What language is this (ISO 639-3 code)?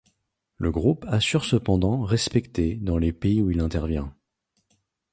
fra